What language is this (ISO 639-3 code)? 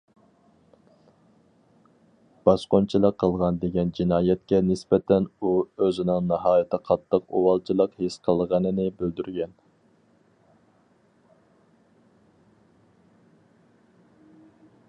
uig